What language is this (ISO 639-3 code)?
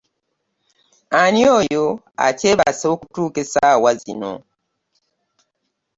lug